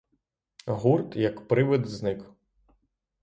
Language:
Ukrainian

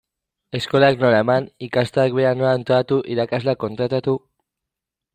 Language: Basque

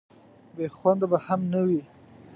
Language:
Pashto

